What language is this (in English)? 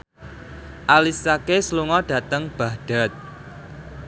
Javanese